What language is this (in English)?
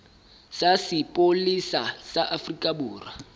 Southern Sotho